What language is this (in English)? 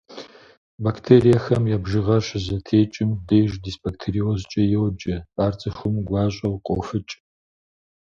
Kabardian